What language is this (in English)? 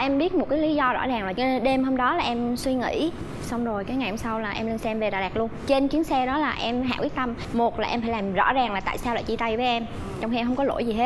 Vietnamese